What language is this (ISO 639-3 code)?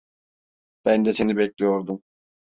tur